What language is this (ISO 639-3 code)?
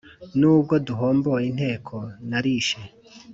kin